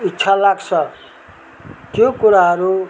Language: Nepali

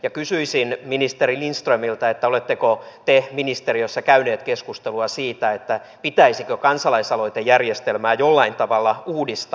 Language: Finnish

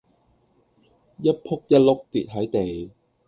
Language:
Cantonese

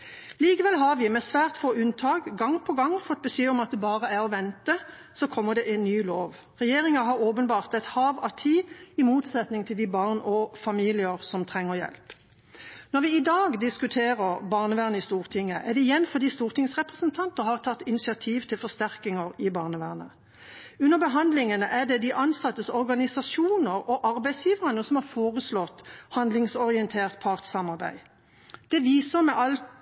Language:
Norwegian Bokmål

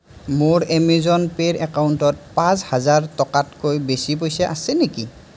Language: Assamese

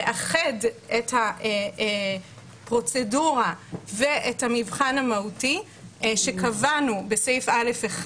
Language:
Hebrew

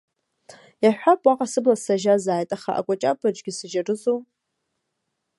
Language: Abkhazian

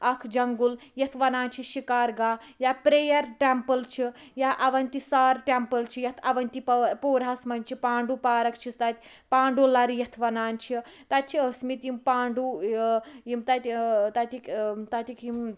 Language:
Kashmiri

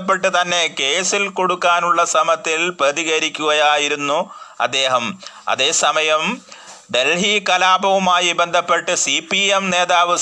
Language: Malayalam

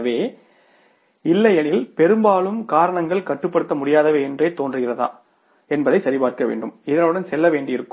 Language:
Tamil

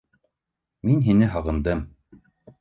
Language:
Bashkir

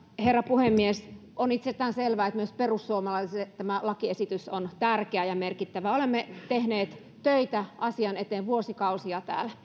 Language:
Finnish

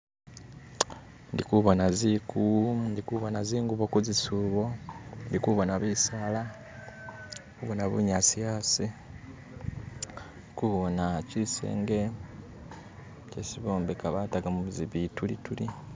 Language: Masaaba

